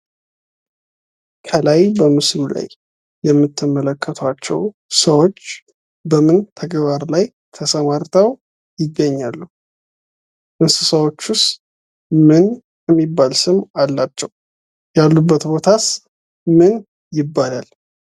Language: Amharic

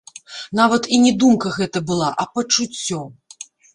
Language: Belarusian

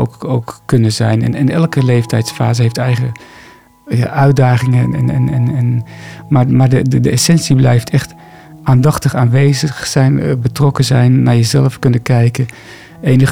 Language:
Dutch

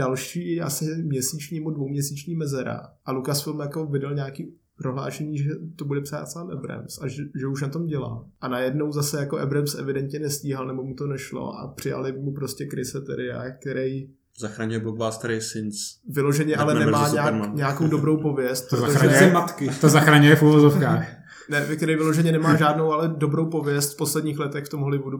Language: Czech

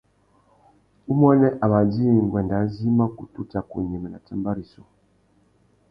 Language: Tuki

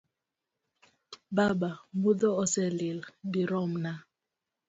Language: Luo (Kenya and Tanzania)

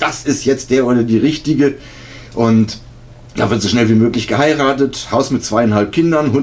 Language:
German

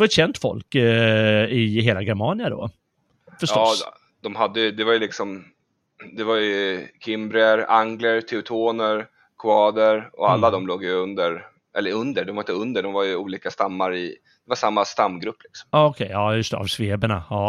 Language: Swedish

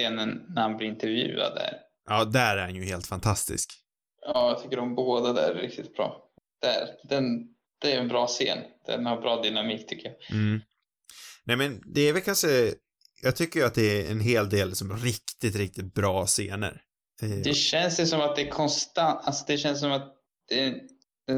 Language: Swedish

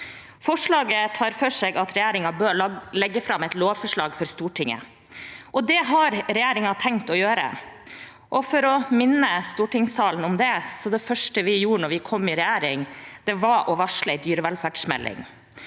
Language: Norwegian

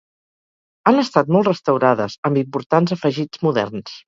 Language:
Catalan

